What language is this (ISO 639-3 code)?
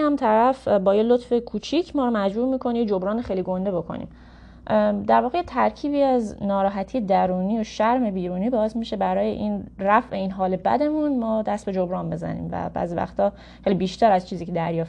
fas